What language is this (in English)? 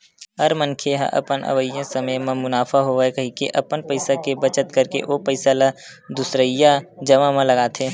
Chhattisgarhi